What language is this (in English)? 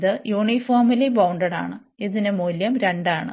Malayalam